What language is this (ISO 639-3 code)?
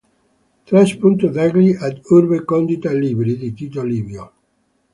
ita